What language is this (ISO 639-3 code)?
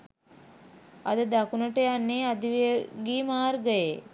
sin